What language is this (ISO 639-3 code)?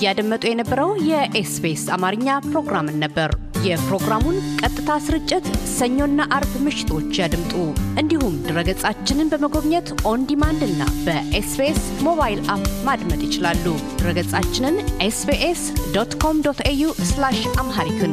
amh